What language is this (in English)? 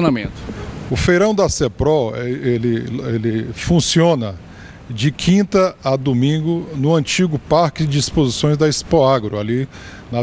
Portuguese